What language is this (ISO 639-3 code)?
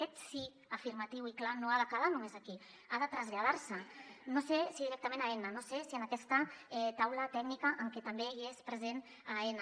cat